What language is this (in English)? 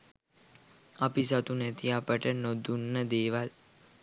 Sinhala